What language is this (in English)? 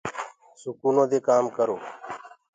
Gurgula